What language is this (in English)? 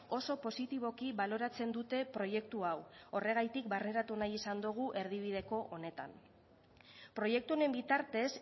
Basque